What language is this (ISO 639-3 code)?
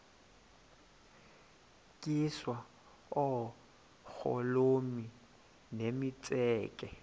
xho